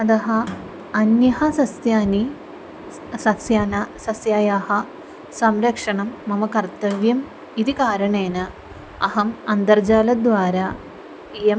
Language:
Sanskrit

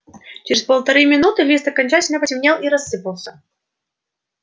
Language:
Russian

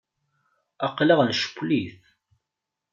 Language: Kabyle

